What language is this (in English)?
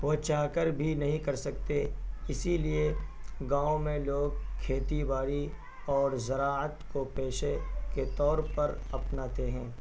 Urdu